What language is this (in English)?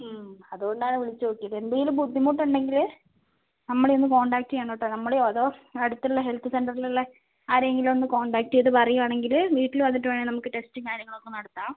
Malayalam